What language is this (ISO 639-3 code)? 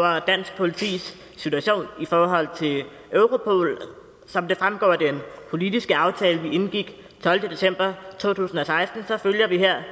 dan